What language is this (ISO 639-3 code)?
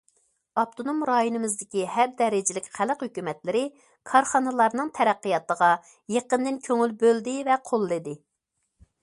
uig